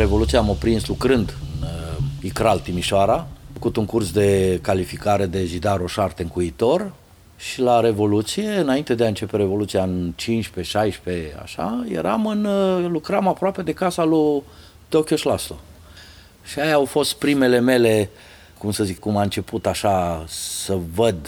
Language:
Romanian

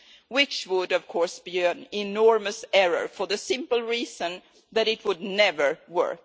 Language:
English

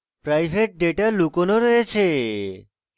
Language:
Bangla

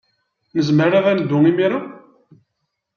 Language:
Kabyle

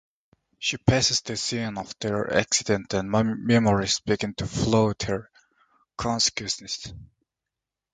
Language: English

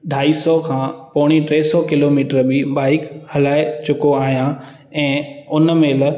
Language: Sindhi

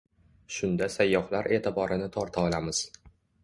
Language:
Uzbek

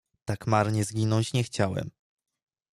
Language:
Polish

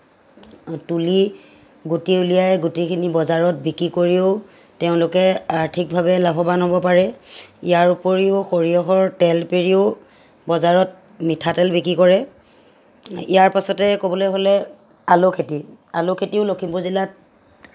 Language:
Assamese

